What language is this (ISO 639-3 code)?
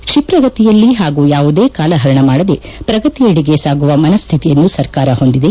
kan